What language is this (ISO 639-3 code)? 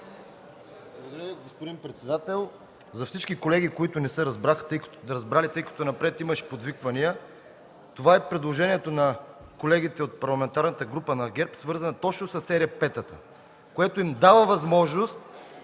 bul